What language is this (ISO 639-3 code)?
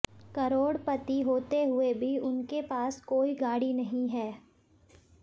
hin